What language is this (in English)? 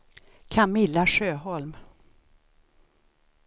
Swedish